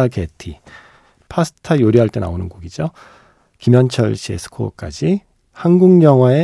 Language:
Korean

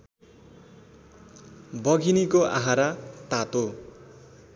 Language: Nepali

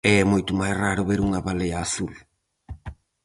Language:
Galician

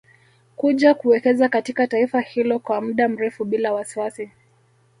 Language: Swahili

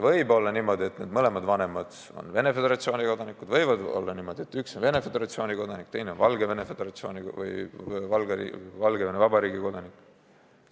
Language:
Estonian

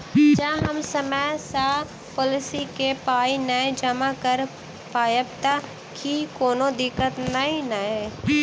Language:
Maithili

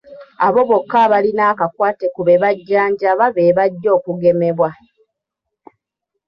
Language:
Ganda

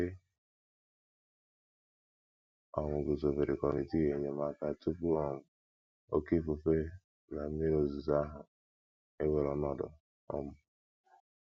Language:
Igbo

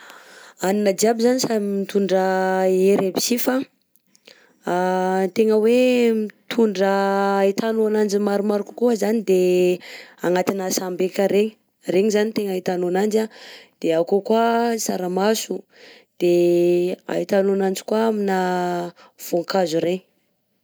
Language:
Southern Betsimisaraka Malagasy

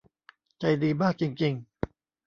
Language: Thai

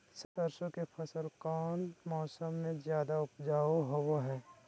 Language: Magahi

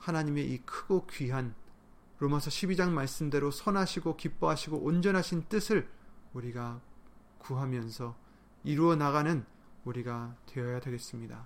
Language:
Korean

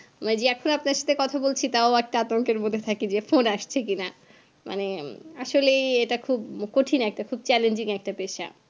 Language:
Bangla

